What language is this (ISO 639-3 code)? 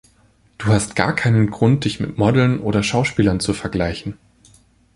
deu